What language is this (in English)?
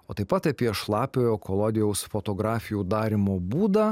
Lithuanian